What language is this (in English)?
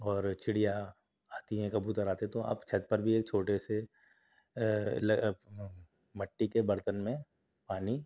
Urdu